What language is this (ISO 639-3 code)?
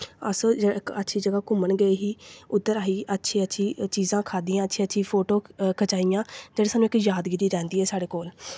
doi